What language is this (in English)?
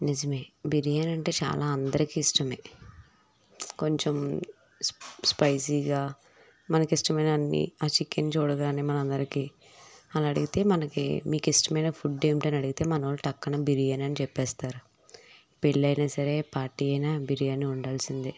Telugu